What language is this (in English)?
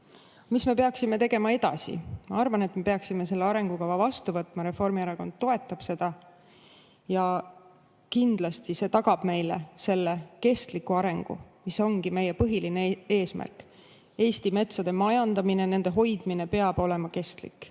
Estonian